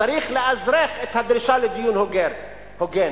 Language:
Hebrew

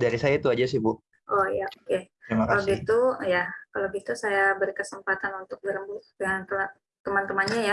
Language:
Indonesian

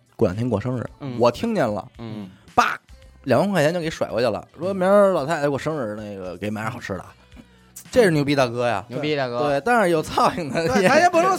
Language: Chinese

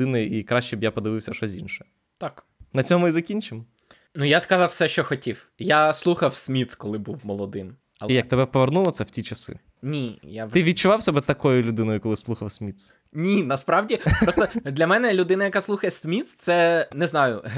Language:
Ukrainian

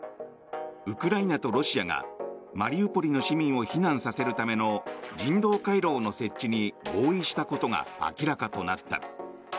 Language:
Japanese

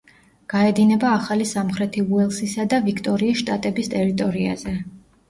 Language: Georgian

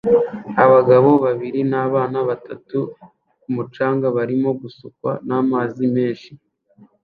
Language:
Kinyarwanda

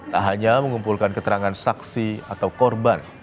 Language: Indonesian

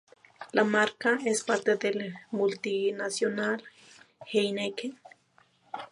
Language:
Spanish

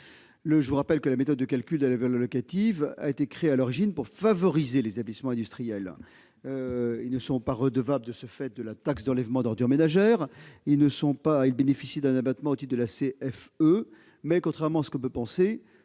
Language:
French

